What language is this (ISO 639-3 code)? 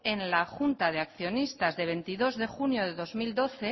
spa